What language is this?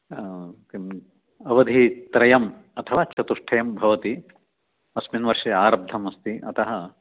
Sanskrit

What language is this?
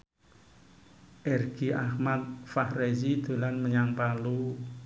Javanese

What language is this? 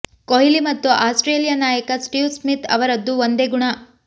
Kannada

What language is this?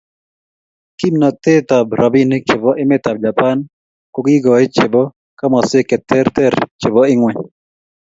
Kalenjin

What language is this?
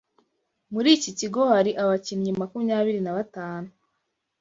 Kinyarwanda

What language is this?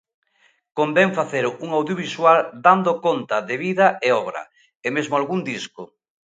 Galician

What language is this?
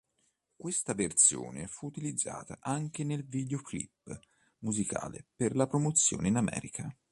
Italian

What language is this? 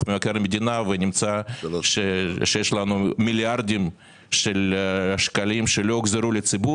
Hebrew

